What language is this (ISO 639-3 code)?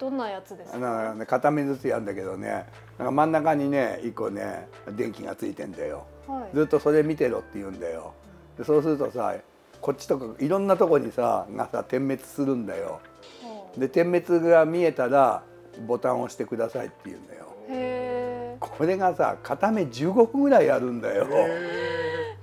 jpn